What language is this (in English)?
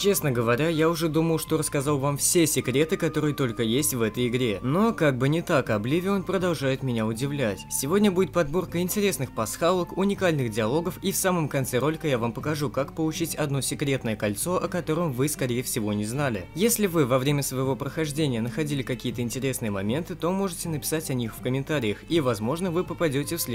Russian